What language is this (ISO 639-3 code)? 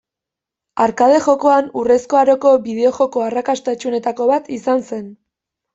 eus